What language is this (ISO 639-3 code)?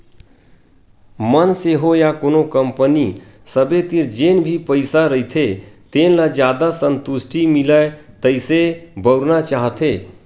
hne